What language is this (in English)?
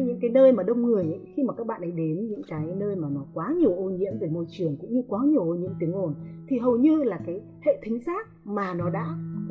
Vietnamese